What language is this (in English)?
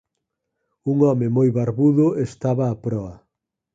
Galician